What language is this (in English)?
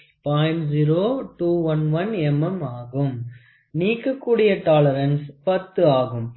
Tamil